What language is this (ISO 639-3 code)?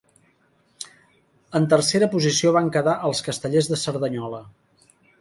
cat